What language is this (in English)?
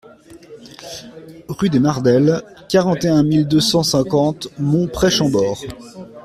French